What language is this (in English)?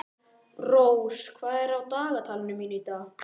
Icelandic